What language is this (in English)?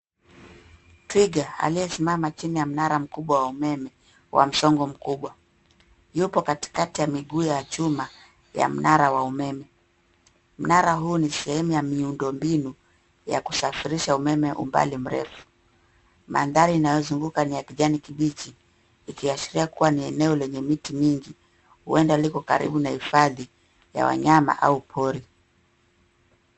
Swahili